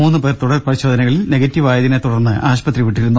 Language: Malayalam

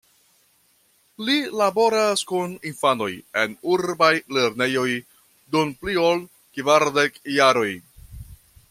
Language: Esperanto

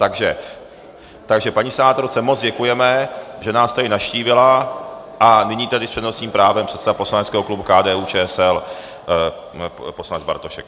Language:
Czech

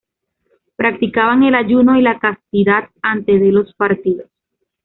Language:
Spanish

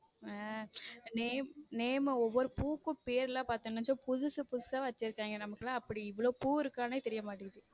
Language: Tamil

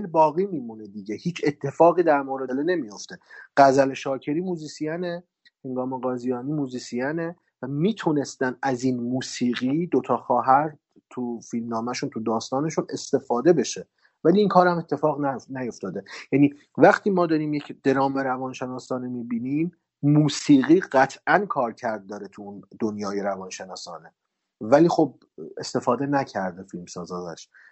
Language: Persian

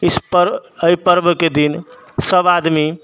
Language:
Maithili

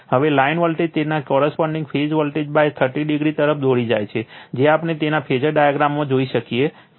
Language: Gujarati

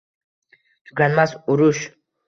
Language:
Uzbek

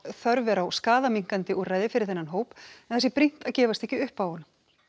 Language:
Icelandic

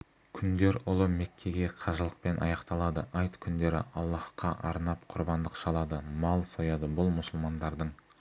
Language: Kazakh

